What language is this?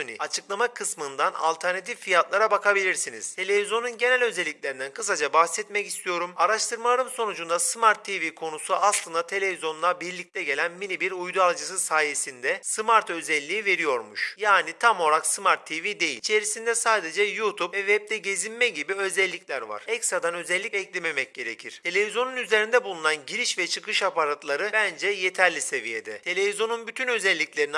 Turkish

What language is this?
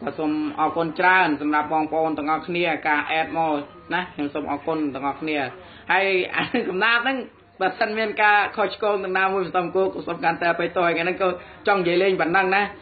Thai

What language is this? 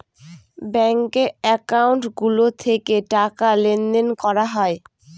Bangla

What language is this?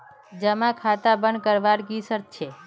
Magahi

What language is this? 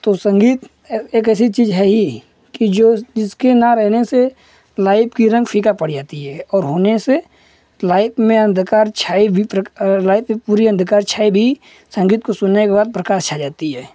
Hindi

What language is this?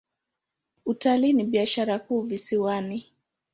Swahili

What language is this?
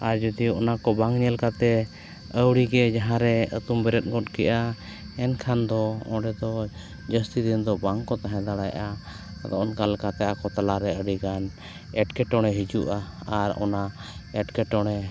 Santali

